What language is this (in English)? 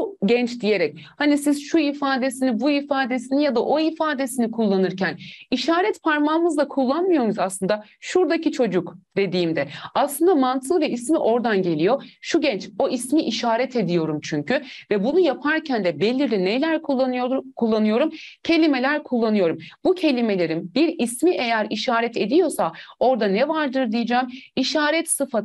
Turkish